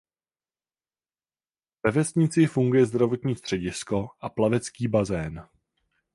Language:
Czech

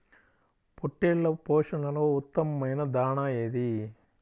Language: Telugu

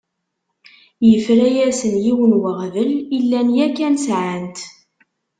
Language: Kabyle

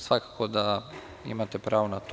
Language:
Serbian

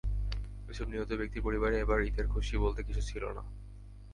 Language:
Bangla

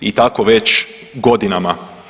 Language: Croatian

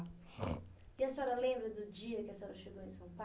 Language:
Portuguese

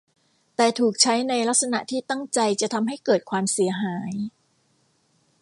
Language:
Thai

